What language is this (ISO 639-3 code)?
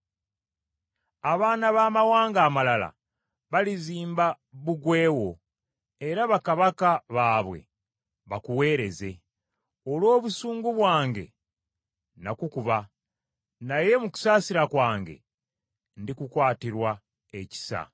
lug